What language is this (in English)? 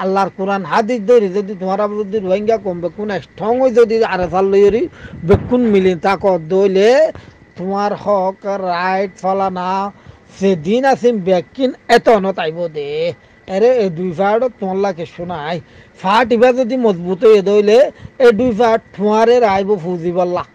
Bangla